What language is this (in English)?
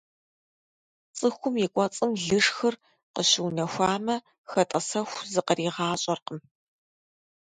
Kabardian